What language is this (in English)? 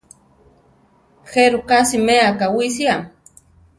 Central Tarahumara